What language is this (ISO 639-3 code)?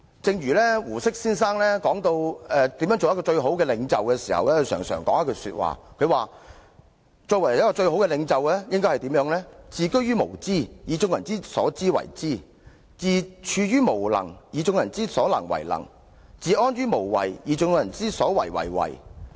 yue